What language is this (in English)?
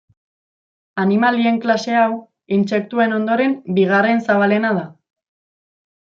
Basque